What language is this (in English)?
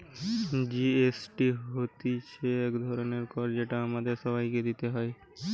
Bangla